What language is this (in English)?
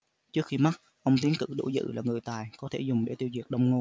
Vietnamese